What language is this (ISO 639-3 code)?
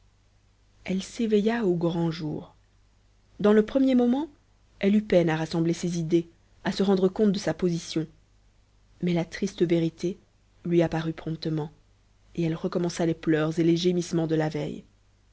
fra